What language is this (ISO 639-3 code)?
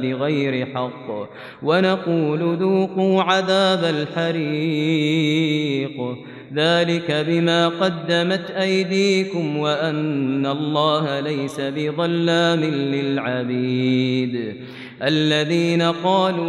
ara